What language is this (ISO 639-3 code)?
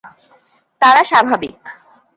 ben